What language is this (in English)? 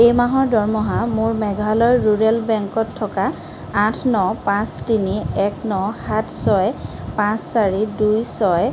Assamese